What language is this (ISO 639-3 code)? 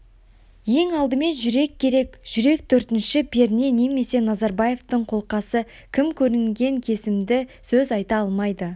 kaz